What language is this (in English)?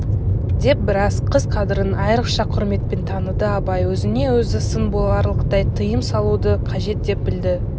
Kazakh